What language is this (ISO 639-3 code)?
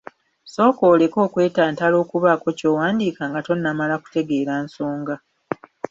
lug